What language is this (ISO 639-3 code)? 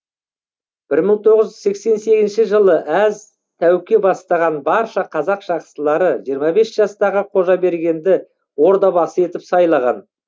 kaz